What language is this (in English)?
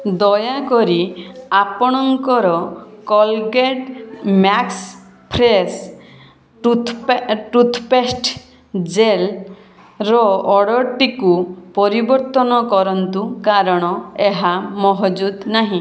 Odia